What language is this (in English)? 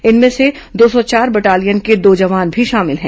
Hindi